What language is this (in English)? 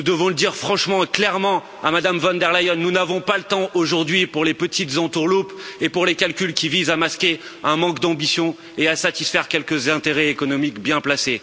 French